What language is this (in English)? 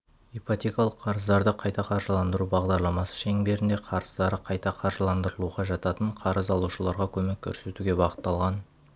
Kazakh